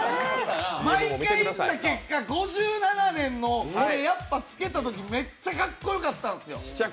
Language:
Japanese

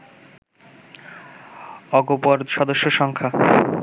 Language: Bangla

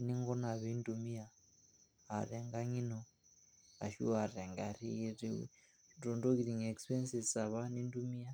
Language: Masai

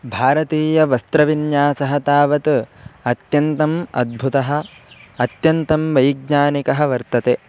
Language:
Sanskrit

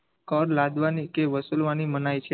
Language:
Gujarati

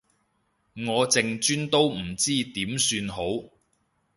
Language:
Cantonese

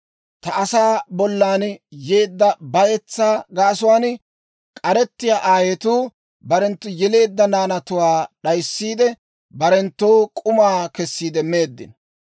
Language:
Dawro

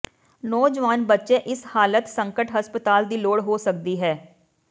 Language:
Punjabi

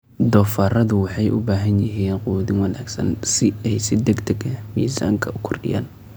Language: Somali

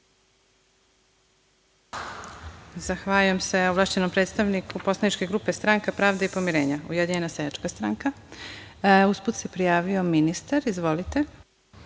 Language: Serbian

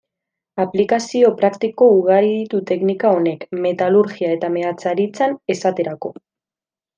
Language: Basque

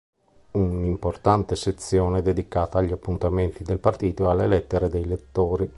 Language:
Italian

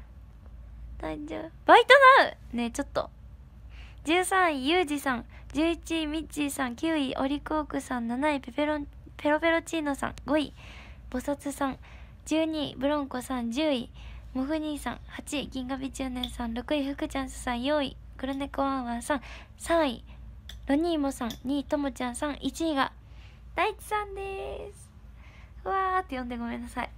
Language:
Japanese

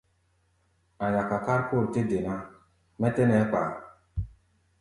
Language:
Gbaya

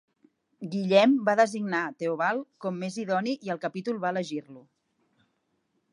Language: Catalan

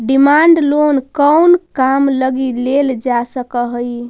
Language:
Magahi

